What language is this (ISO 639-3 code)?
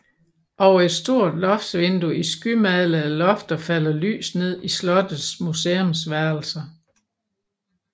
dan